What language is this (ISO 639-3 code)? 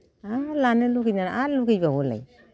brx